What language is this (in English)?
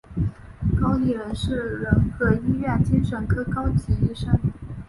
Chinese